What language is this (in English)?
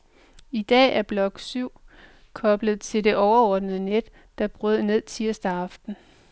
Danish